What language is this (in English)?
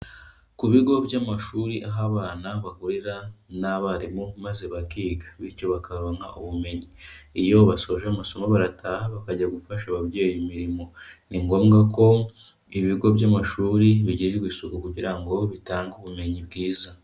Kinyarwanda